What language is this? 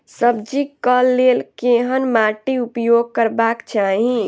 Maithili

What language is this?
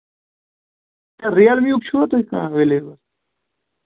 Kashmiri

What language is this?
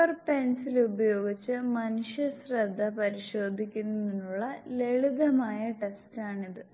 Malayalam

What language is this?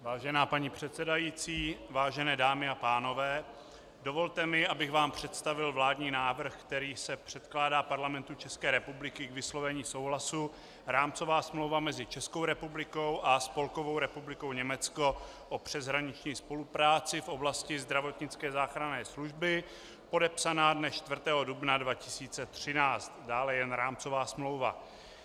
Czech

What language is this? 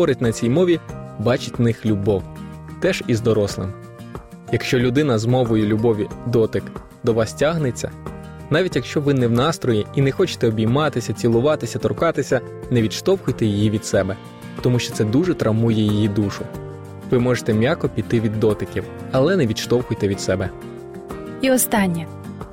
Ukrainian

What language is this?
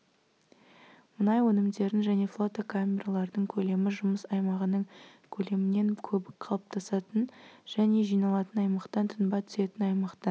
Kazakh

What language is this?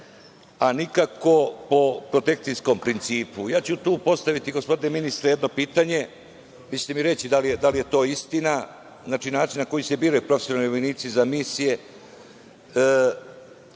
Serbian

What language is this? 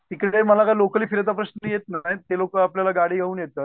Marathi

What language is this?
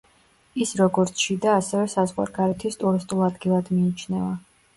Georgian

